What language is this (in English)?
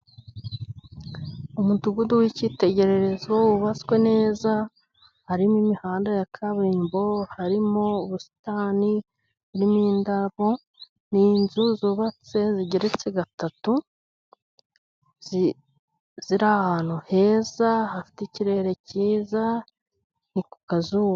Kinyarwanda